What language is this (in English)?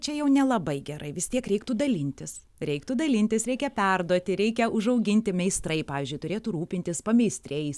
Lithuanian